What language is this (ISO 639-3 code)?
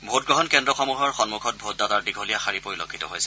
asm